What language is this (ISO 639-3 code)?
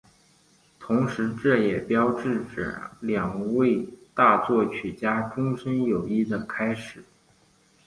zho